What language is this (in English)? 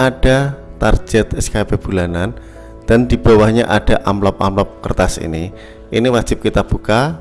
Indonesian